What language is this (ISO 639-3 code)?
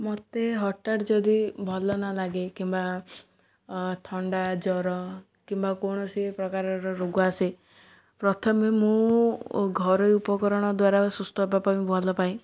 ori